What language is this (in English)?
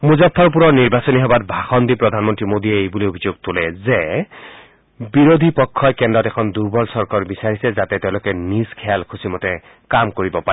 Assamese